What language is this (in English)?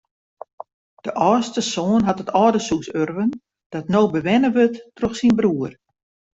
Western Frisian